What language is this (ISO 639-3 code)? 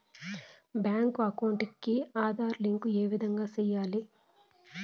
tel